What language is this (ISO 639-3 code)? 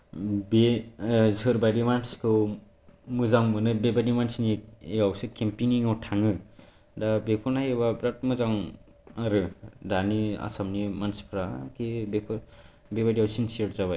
brx